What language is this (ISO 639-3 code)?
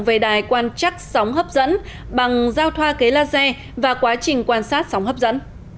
vie